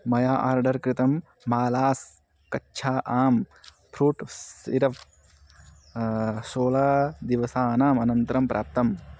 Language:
Sanskrit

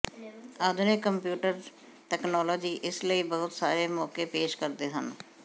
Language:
Punjabi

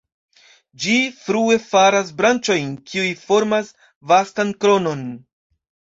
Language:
Esperanto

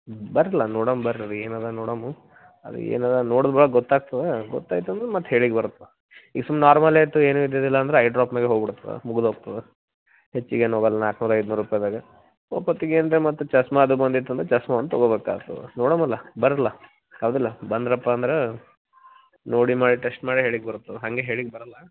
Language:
Kannada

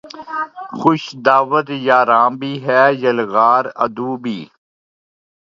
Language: Urdu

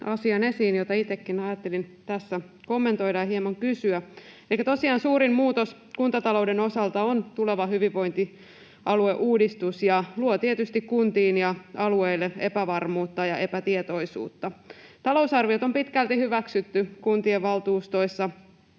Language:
Finnish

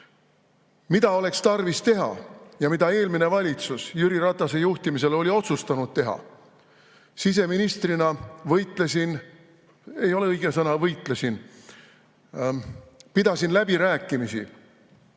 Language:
Estonian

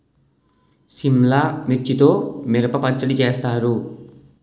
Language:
Telugu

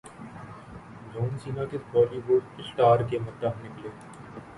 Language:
Urdu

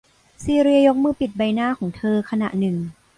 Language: Thai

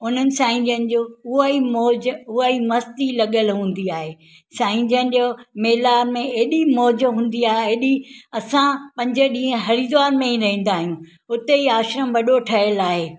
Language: Sindhi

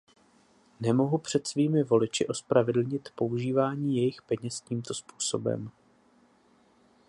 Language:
Czech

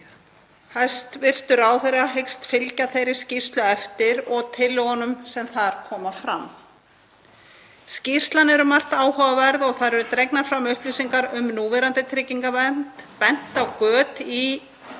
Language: Icelandic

